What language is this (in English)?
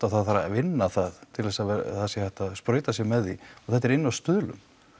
Icelandic